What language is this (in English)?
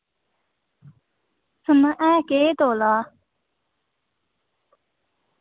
Dogri